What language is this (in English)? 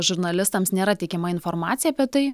Lithuanian